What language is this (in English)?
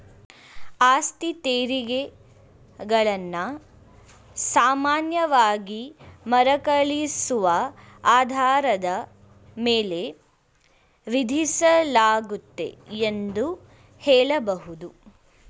Kannada